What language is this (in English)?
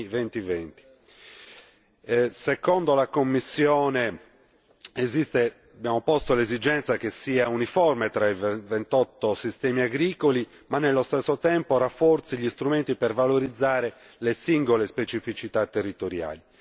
Italian